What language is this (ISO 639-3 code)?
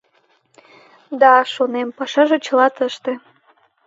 chm